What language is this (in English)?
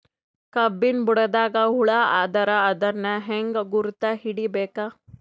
Kannada